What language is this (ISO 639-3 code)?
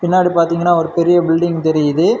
tam